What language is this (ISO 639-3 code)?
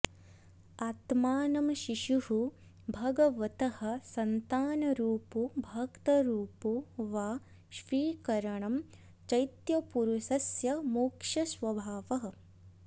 san